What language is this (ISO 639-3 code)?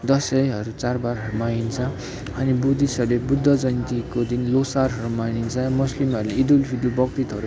nep